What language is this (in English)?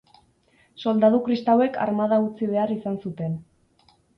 Basque